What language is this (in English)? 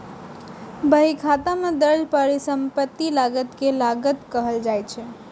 Maithili